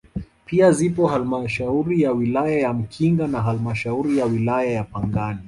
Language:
Swahili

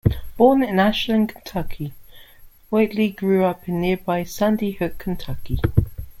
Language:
English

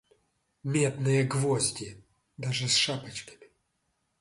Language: Russian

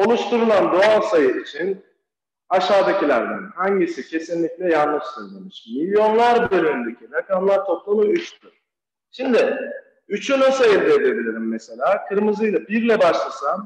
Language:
Turkish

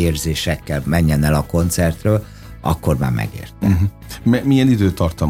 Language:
Hungarian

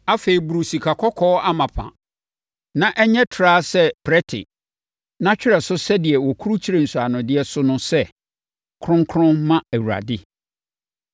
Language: Akan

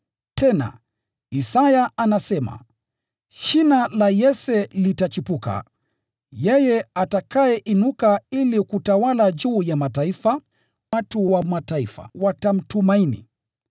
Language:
Swahili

